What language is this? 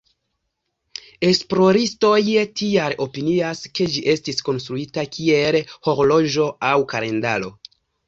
Esperanto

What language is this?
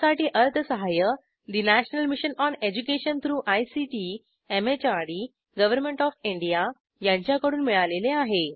Marathi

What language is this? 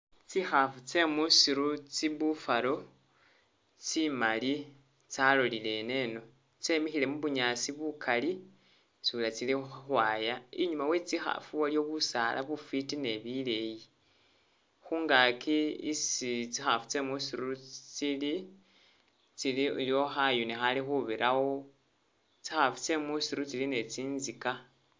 Masaaba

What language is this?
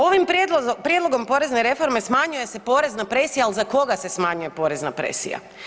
Croatian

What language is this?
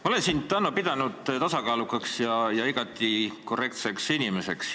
Estonian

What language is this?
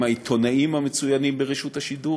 Hebrew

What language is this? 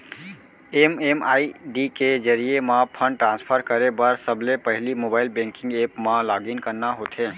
Chhattisgarhi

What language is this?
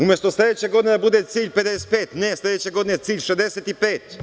Serbian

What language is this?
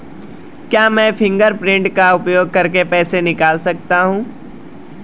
Hindi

